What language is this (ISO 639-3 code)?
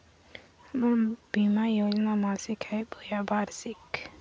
mag